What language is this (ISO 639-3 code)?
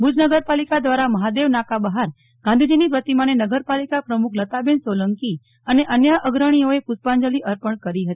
guj